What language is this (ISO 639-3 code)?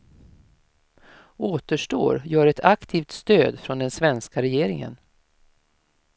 swe